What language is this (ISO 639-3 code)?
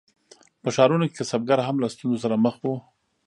pus